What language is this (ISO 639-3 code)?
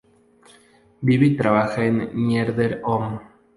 spa